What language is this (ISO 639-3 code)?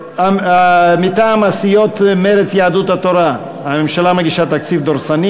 heb